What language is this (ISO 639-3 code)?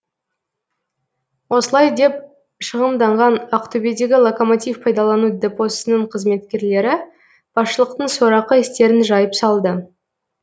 kaz